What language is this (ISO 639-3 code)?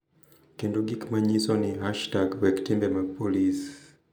luo